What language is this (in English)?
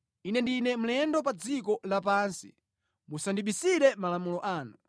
Nyanja